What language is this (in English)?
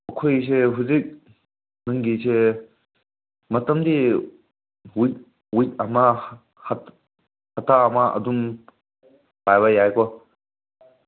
Manipuri